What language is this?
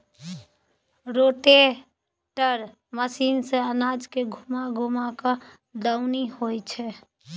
Maithili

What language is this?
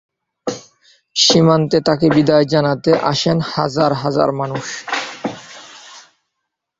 Bangla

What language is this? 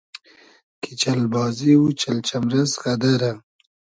Hazaragi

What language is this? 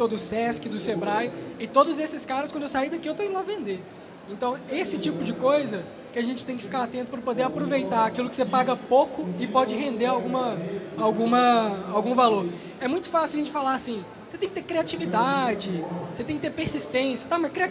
Portuguese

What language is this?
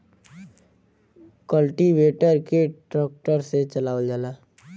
Bhojpuri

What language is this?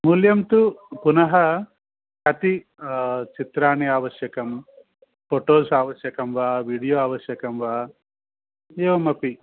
Sanskrit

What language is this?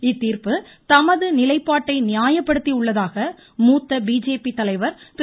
Tamil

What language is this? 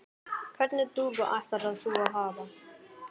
Icelandic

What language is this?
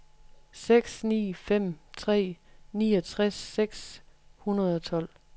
Danish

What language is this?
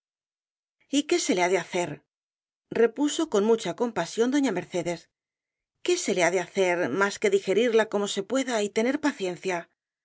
Spanish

